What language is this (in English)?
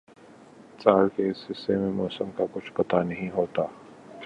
Urdu